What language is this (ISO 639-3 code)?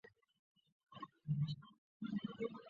zho